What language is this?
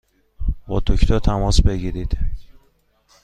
Persian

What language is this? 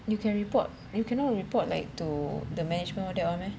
English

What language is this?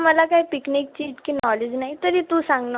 Marathi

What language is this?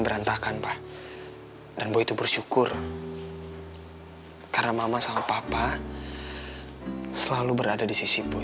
Indonesian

